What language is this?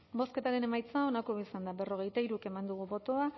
Basque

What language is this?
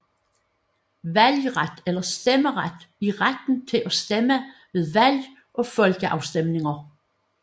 Danish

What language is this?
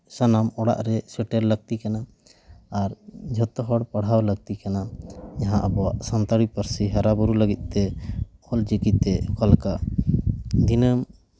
Santali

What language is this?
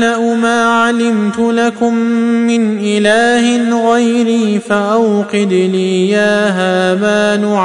Arabic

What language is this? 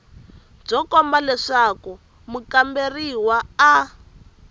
Tsonga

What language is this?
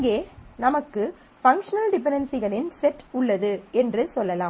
Tamil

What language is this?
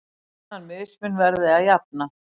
Icelandic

